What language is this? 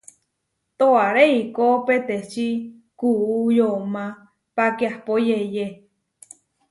Huarijio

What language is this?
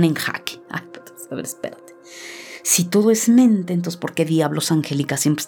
Spanish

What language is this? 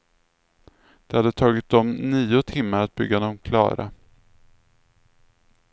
Swedish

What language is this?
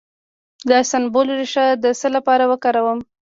Pashto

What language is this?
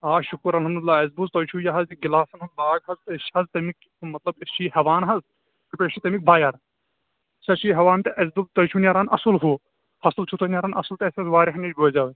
Kashmiri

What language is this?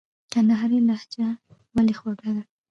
Pashto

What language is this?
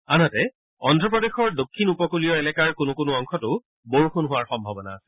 Assamese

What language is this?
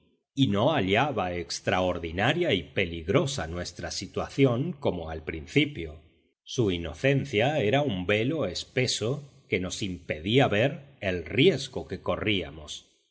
Spanish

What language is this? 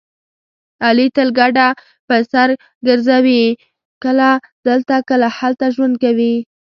Pashto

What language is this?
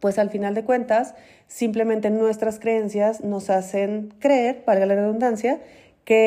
Spanish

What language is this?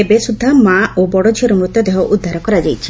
Odia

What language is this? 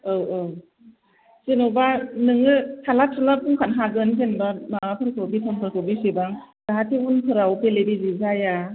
Bodo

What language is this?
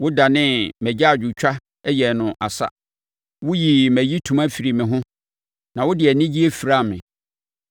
Akan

